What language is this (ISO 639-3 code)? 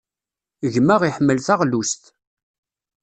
kab